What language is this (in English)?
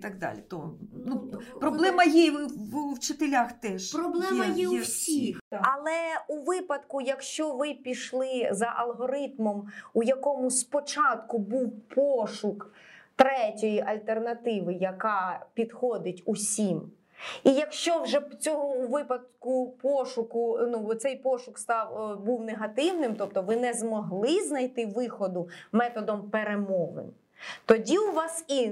Ukrainian